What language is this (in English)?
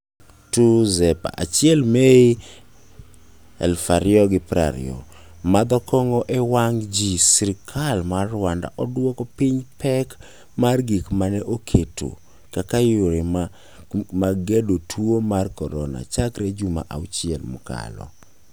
Luo (Kenya and Tanzania)